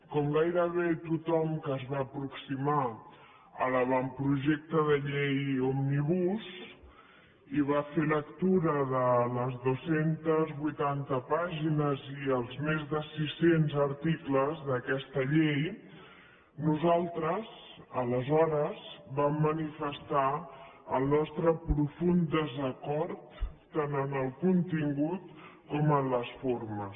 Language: Catalan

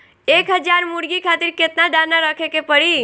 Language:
Bhojpuri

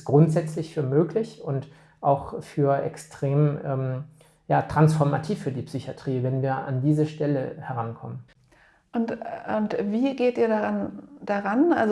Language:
German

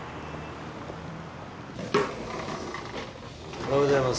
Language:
Japanese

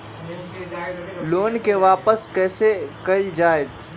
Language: Magahi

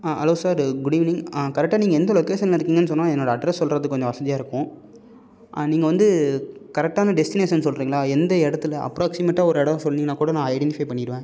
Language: Tamil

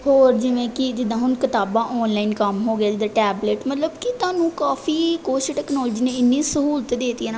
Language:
Punjabi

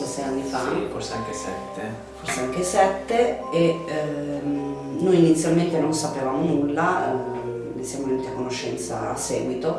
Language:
Italian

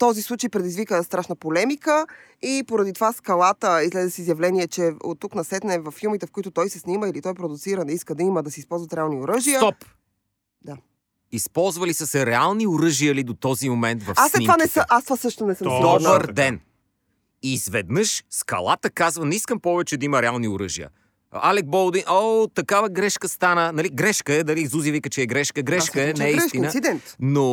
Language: Bulgarian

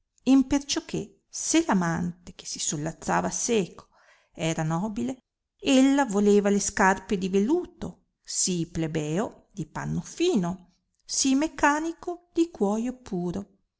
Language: Italian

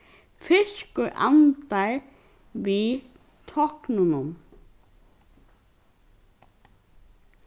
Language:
Faroese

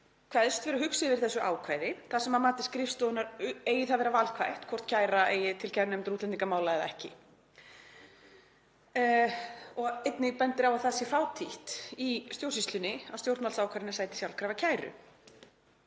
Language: Icelandic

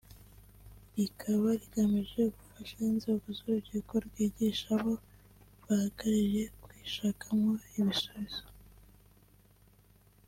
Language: Kinyarwanda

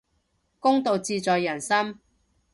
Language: Cantonese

